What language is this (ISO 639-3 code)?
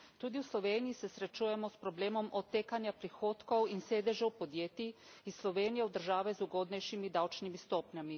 slv